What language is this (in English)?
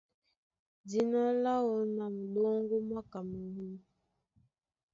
Duala